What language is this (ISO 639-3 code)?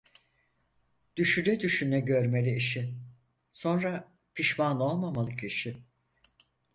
tur